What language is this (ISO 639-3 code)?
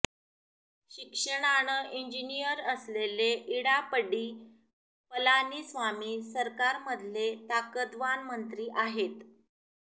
mar